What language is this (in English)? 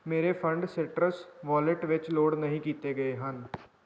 Punjabi